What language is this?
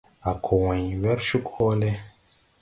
Tupuri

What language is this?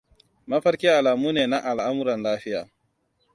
Hausa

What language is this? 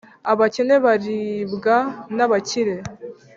Kinyarwanda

